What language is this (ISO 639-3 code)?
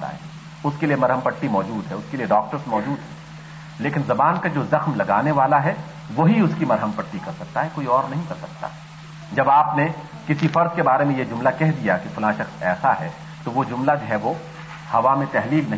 urd